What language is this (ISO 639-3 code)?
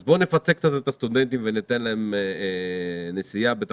heb